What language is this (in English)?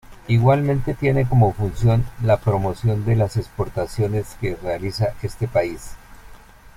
Spanish